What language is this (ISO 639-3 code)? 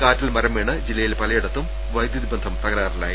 mal